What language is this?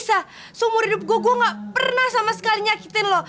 Indonesian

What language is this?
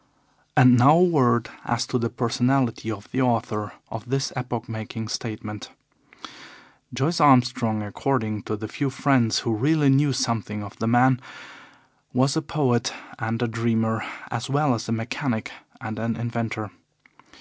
English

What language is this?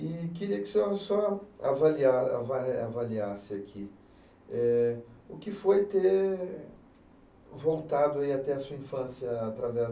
Portuguese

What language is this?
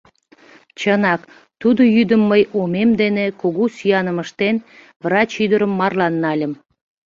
Mari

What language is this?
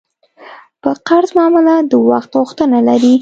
Pashto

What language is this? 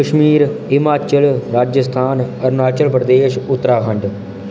Dogri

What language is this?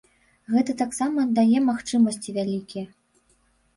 Belarusian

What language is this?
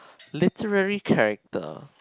English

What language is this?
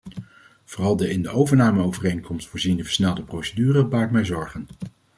Dutch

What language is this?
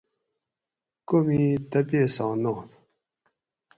Gawri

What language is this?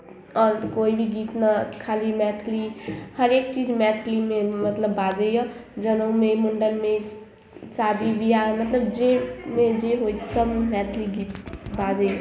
Maithili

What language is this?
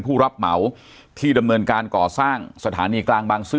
Thai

